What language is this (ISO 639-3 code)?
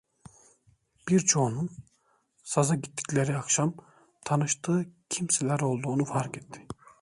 tur